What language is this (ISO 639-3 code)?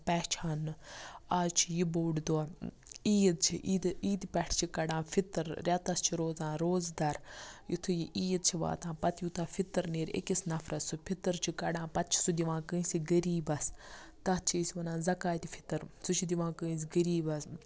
kas